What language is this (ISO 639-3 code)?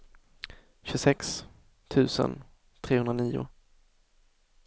swe